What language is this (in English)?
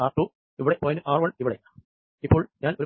Malayalam